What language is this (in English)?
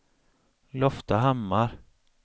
Swedish